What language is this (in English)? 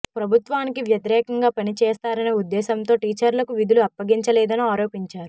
Telugu